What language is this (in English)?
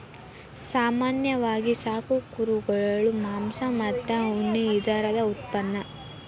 Kannada